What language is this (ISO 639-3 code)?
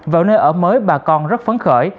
vie